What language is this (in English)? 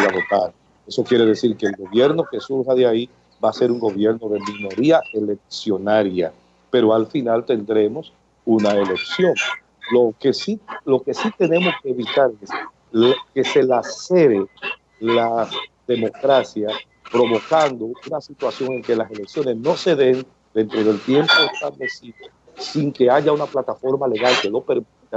Spanish